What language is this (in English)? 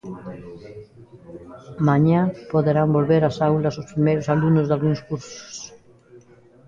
Galician